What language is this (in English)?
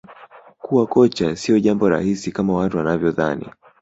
Swahili